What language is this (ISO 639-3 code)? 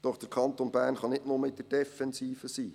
gsw